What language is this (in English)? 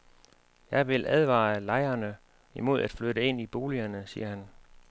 Danish